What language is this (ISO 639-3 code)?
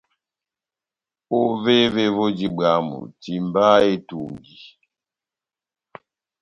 bnm